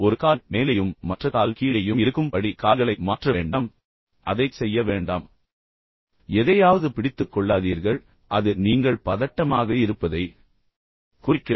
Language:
Tamil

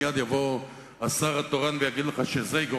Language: Hebrew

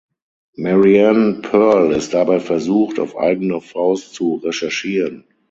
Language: German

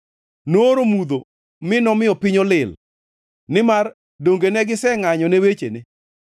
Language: Luo (Kenya and Tanzania)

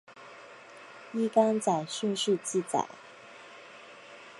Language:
Chinese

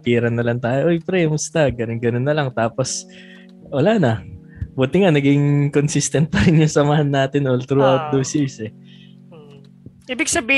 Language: Filipino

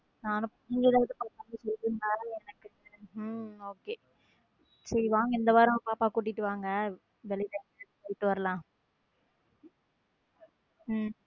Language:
Tamil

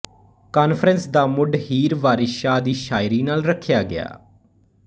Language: Punjabi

